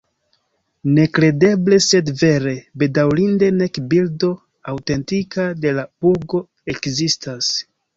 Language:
Esperanto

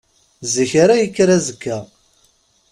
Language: Kabyle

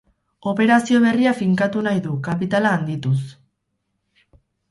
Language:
Basque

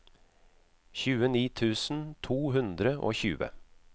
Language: Norwegian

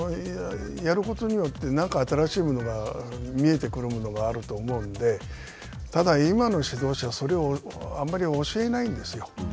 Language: Japanese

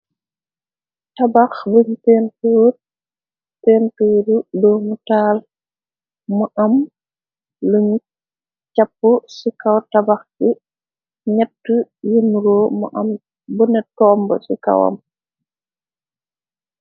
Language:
Wolof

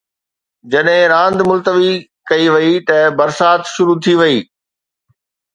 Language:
Sindhi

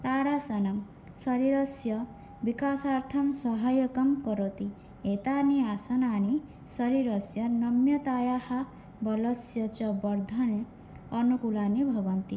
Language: Sanskrit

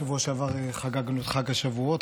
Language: Hebrew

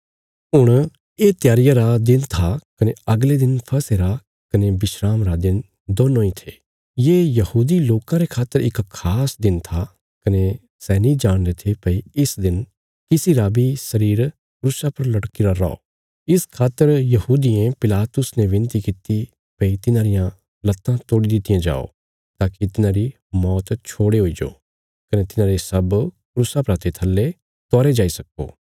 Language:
Bilaspuri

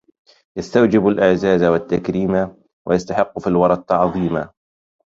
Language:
Arabic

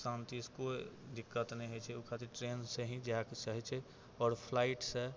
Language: Maithili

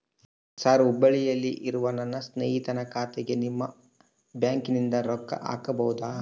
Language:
Kannada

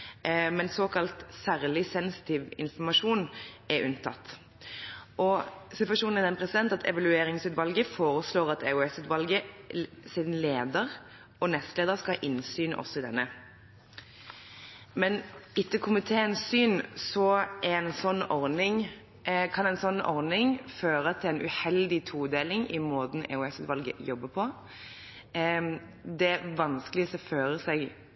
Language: Norwegian Bokmål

